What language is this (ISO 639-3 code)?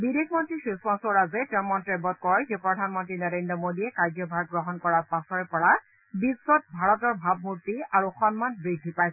asm